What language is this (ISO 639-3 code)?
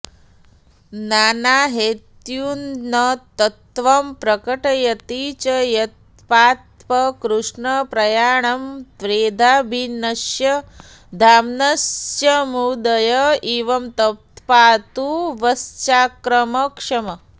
san